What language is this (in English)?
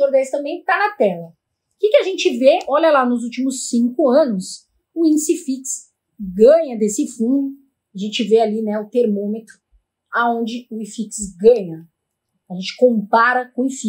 Portuguese